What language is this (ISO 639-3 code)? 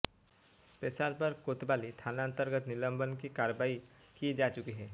hin